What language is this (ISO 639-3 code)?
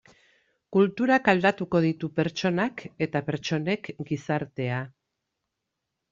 eus